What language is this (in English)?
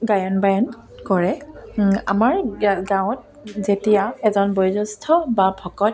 Assamese